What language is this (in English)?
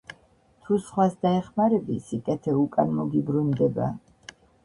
Georgian